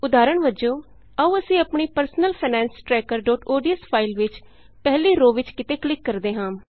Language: Punjabi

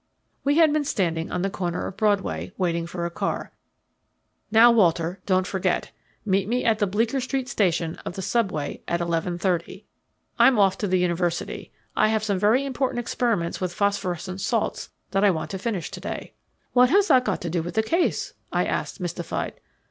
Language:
English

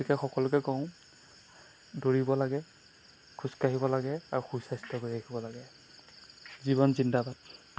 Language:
Assamese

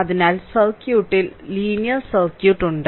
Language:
Malayalam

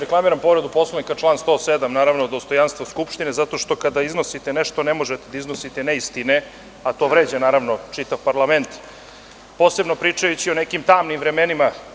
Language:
Serbian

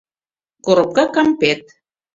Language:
Mari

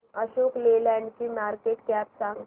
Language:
Marathi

